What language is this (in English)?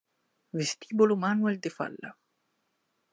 Italian